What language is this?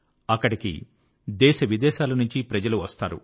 Telugu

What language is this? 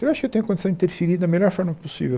Portuguese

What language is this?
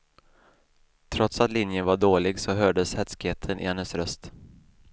Swedish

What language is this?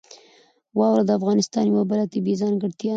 Pashto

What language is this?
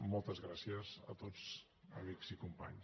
Catalan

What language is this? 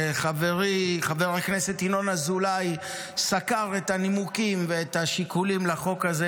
Hebrew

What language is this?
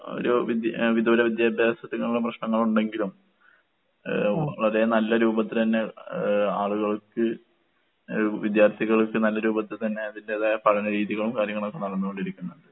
Malayalam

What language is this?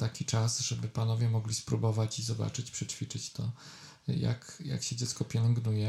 Polish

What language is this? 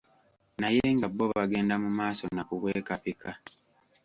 Ganda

